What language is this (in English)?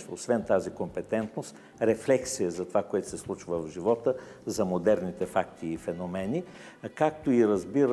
Bulgarian